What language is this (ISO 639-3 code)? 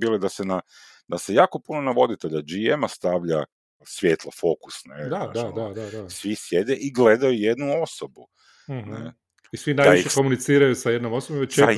hrv